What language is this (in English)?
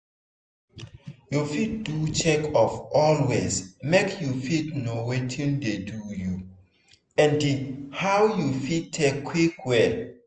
Nigerian Pidgin